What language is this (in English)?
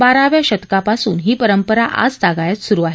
Marathi